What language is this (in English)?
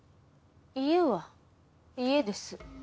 Japanese